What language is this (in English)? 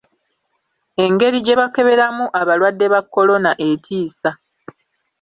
Ganda